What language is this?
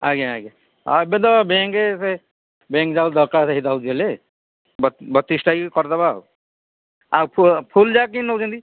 Odia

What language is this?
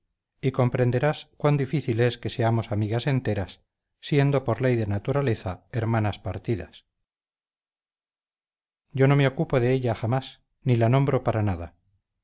Spanish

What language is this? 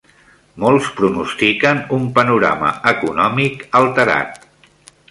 Catalan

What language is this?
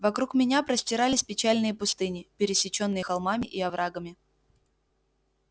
Russian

